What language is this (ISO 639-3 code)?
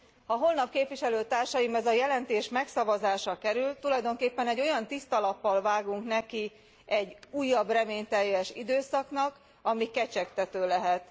hun